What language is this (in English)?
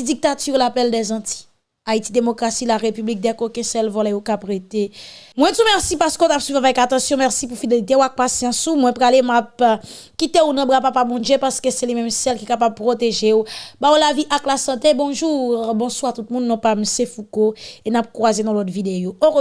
French